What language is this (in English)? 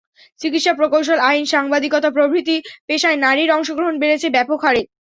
Bangla